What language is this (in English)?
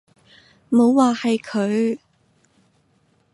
Cantonese